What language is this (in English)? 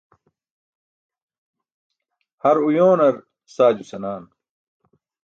Burushaski